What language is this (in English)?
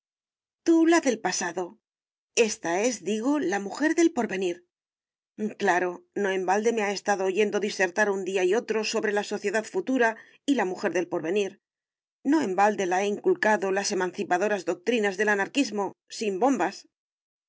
Spanish